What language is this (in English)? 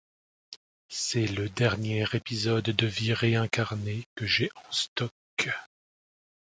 French